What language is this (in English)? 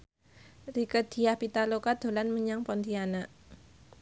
Javanese